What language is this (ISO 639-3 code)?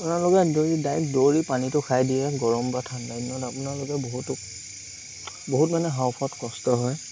asm